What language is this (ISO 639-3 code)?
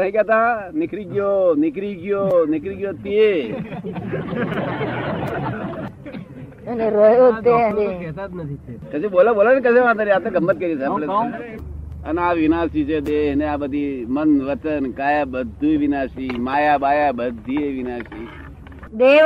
guj